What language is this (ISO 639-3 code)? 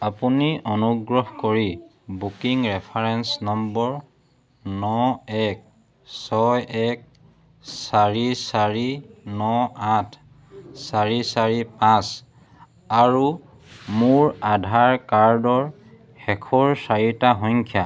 asm